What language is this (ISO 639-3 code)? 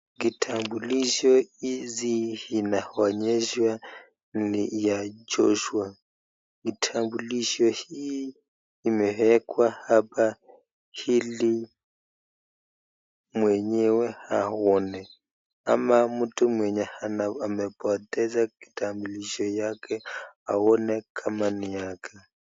swa